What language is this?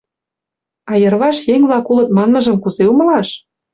Mari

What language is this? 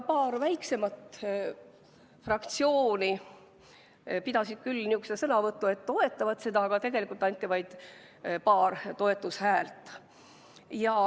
Estonian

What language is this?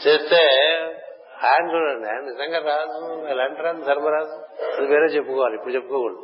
Telugu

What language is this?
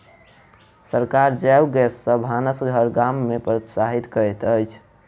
Maithili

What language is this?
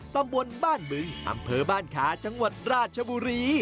Thai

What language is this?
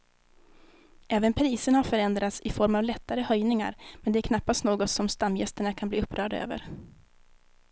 Swedish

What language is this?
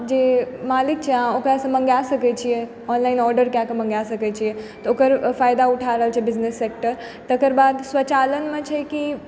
Maithili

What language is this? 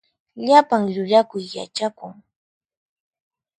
Puno Quechua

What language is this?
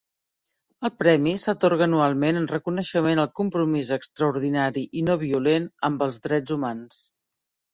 Catalan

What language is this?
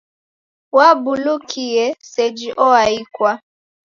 Taita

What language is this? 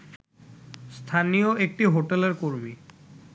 Bangla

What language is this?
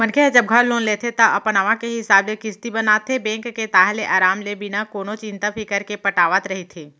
Chhattisgarhi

